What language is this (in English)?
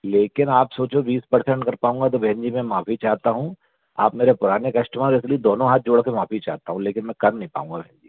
Hindi